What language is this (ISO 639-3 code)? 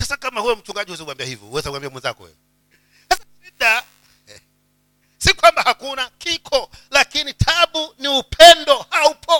swa